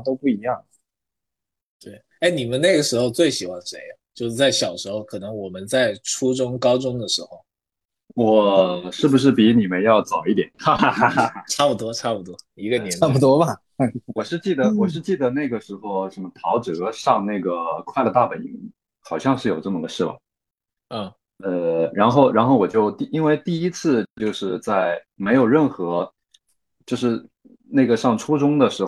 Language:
Chinese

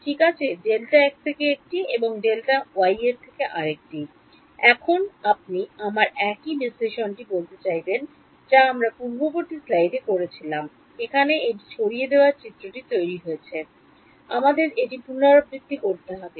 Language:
Bangla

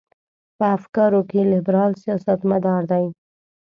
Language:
Pashto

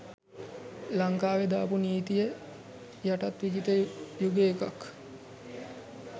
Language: Sinhala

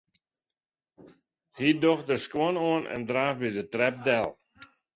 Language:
Western Frisian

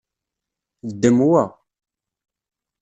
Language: Kabyle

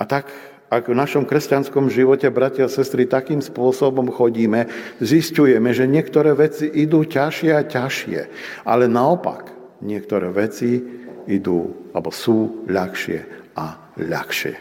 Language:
Slovak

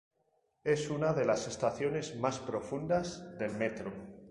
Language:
Spanish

